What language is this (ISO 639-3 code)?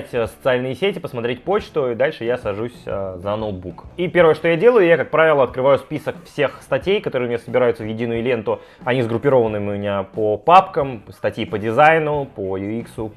rus